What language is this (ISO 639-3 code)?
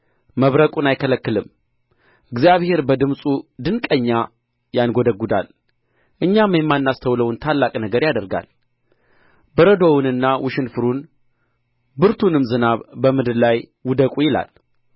amh